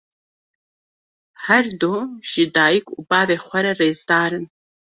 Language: Kurdish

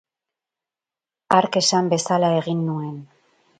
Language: Basque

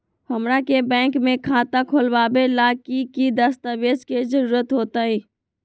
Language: Magahi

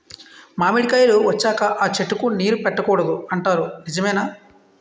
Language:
Telugu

